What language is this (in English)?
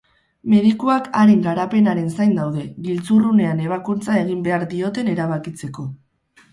Basque